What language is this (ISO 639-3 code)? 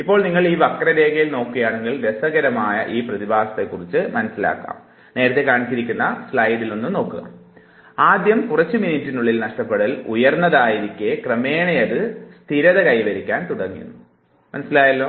mal